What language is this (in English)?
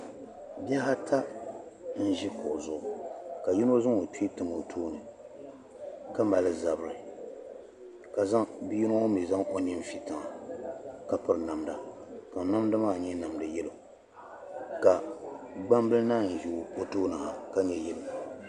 Dagbani